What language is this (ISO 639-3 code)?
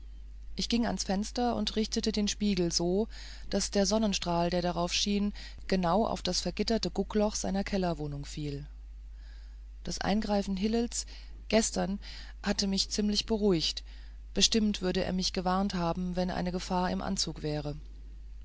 deu